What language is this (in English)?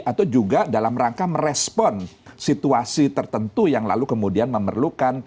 Indonesian